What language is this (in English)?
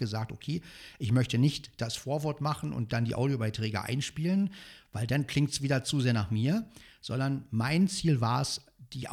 German